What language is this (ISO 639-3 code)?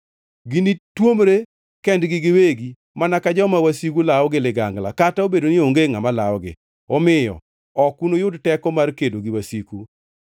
luo